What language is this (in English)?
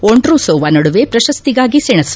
Kannada